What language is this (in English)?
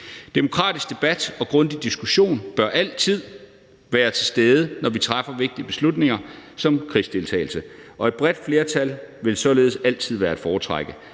Danish